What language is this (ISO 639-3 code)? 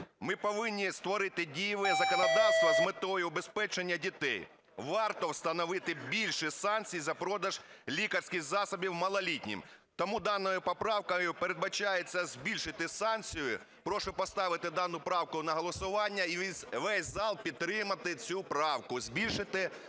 ukr